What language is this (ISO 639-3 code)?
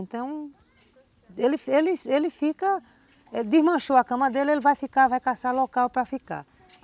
por